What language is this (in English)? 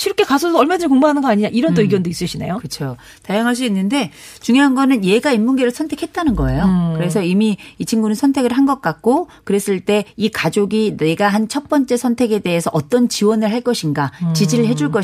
Korean